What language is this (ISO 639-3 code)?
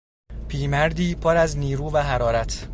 fas